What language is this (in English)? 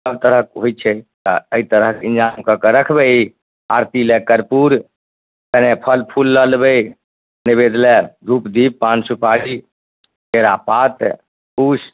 Maithili